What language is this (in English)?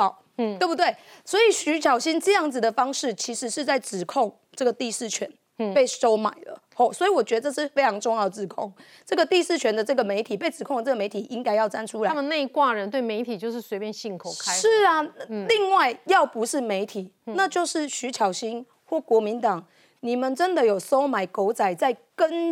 Chinese